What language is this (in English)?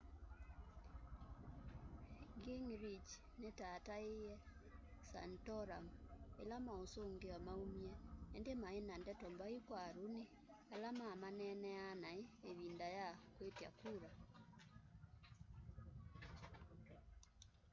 Kamba